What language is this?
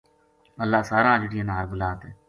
Gujari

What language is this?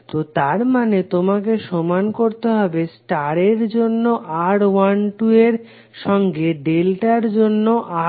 Bangla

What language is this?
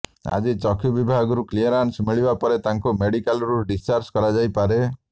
Odia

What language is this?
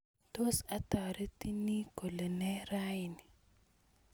Kalenjin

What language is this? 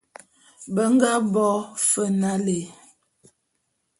Bulu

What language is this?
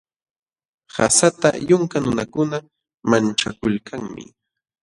Jauja Wanca Quechua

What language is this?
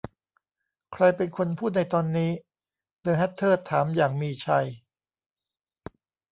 Thai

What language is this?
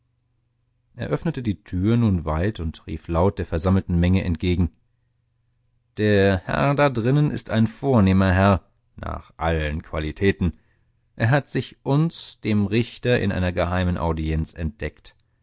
German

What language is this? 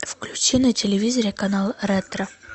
Russian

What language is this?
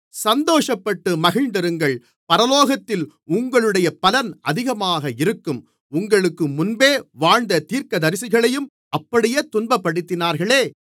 Tamil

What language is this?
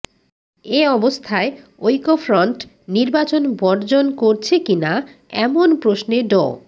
Bangla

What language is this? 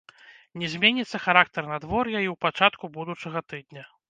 Belarusian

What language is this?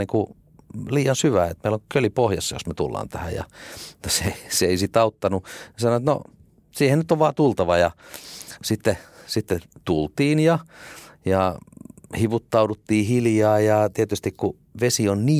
Finnish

